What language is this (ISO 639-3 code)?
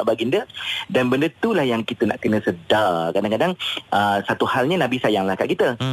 msa